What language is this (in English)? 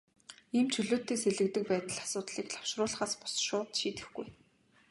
Mongolian